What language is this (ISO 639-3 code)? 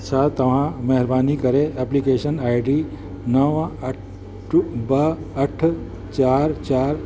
snd